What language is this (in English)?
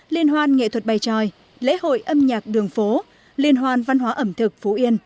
Vietnamese